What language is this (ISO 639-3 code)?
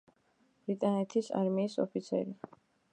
kat